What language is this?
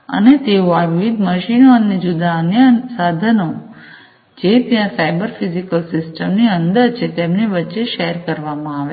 Gujarati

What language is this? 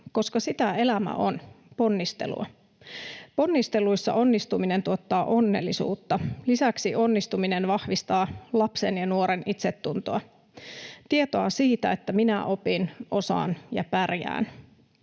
Finnish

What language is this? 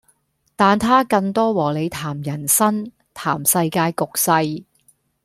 Cantonese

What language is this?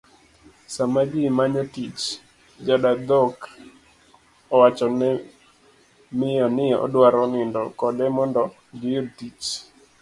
Luo (Kenya and Tanzania)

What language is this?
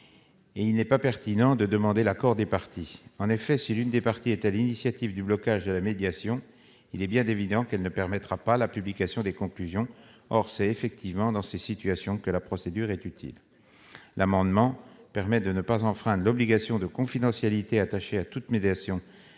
French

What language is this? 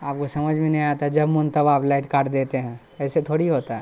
Urdu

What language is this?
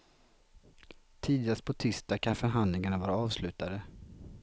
Swedish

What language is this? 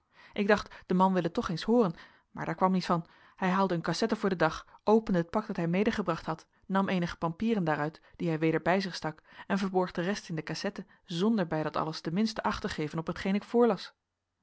Dutch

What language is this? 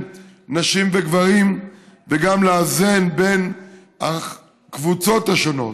Hebrew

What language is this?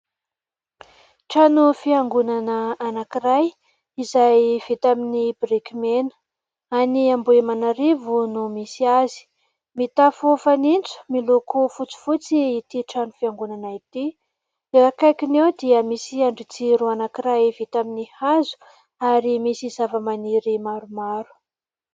Malagasy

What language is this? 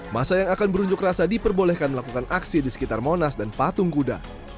Indonesian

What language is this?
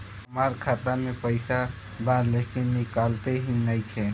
Bhojpuri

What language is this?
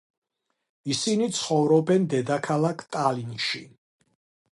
Georgian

